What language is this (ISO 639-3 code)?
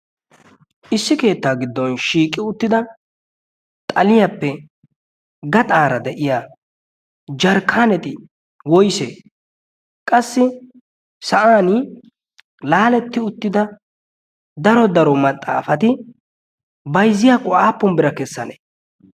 wal